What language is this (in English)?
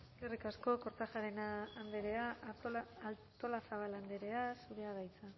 Basque